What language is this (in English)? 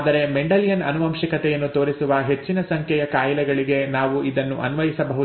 Kannada